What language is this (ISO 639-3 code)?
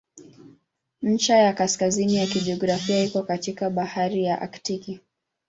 swa